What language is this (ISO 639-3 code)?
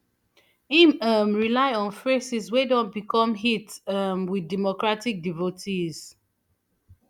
pcm